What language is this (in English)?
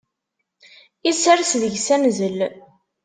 Kabyle